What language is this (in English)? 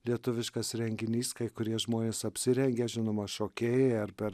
Lithuanian